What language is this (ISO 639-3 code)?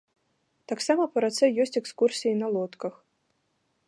bel